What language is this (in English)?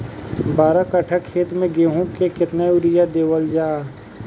Bhojpuri